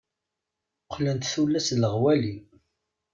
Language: Kabyle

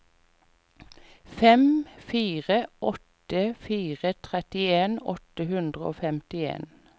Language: Norwegian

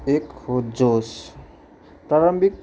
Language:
Nepali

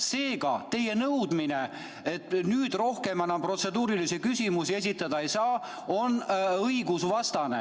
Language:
Estonian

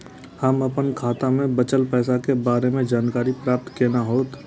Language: Maithili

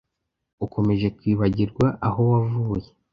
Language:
Kinyarwanda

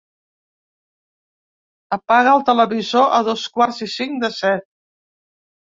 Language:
Catalan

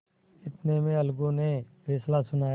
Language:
Hindi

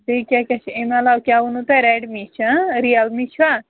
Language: Kashmiri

